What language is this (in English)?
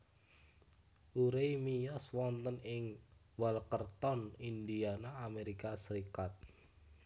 Javanese